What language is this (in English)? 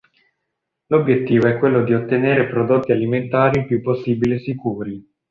Italian